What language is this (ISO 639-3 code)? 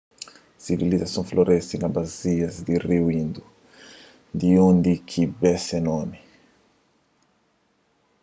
kea